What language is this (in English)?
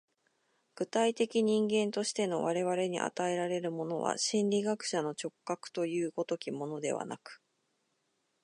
Japanese